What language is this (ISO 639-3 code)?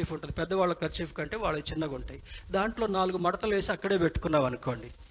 tel